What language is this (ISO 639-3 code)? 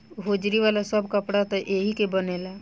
bho